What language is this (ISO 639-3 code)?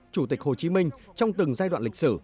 vie